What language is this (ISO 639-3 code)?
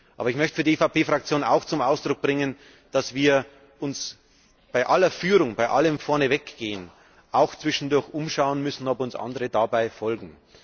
deu